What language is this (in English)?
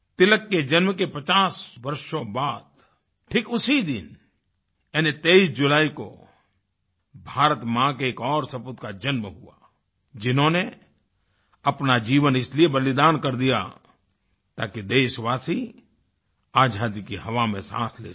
Hindi